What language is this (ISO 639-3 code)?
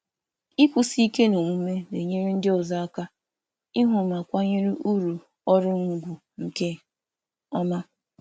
ibo